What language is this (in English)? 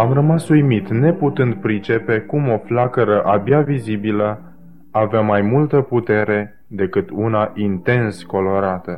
Romanian